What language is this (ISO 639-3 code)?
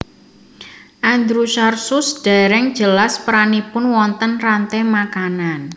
jav